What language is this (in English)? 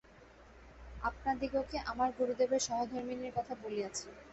Bangla